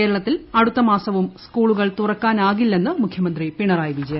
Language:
Malayalam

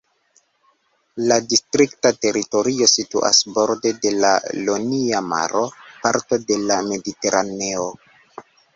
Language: Esperanto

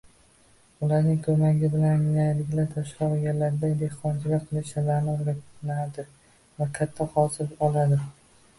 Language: Uzbek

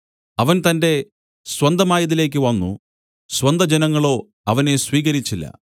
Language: Malayalam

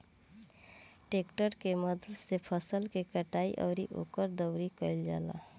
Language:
Bhojpuri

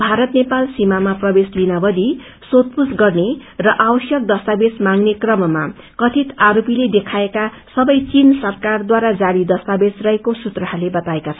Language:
Nepali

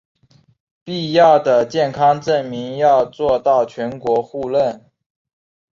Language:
Chinese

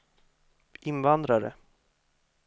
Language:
Swedish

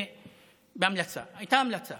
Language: Hebrew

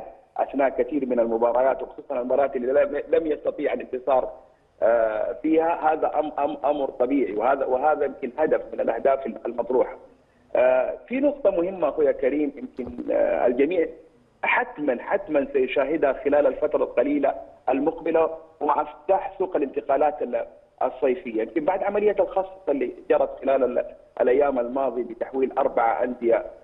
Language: Arabic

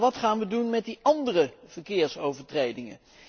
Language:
Dutch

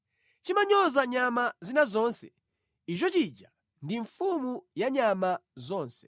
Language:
Nyanja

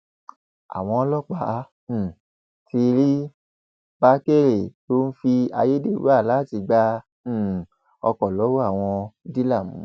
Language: Yoruba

